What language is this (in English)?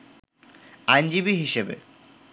Bangla